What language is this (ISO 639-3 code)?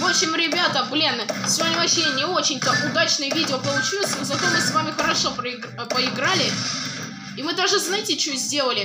rus